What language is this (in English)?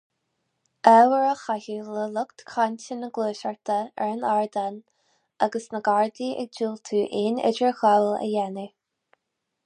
Irish